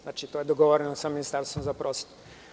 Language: Serbian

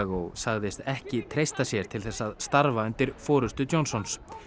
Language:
Icelandic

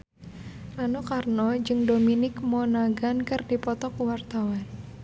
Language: Sundanese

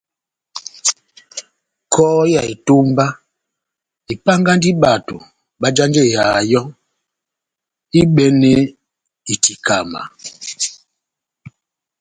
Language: Batanga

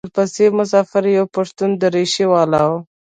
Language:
Pashto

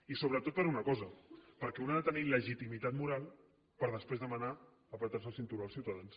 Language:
Catalan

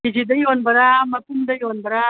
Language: Manipuri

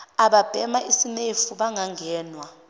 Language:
Zulu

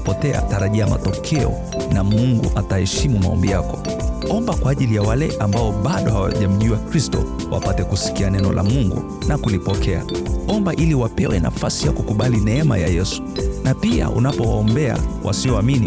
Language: Swahili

